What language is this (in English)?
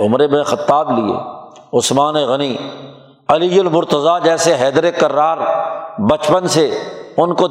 Urdu